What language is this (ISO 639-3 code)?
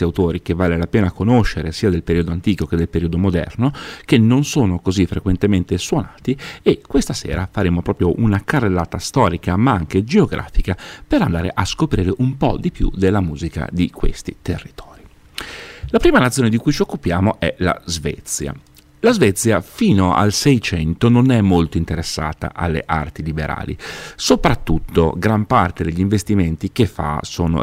ita